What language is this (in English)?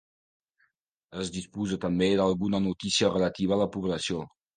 Catalan